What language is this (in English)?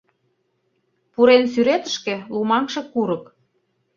Mari